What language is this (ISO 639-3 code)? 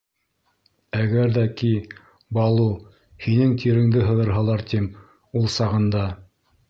bak